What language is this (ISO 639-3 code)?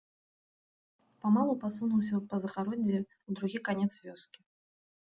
bel